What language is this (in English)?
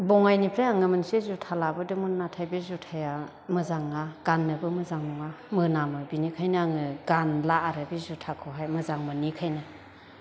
Bodo